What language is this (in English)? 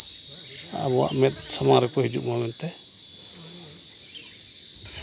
Santali